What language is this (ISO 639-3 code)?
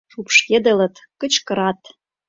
chm